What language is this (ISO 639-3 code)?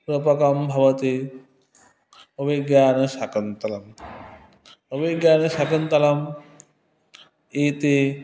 san